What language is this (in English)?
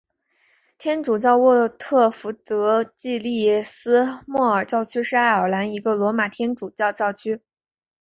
Chinese